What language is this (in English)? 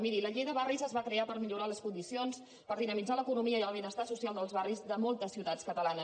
Catalan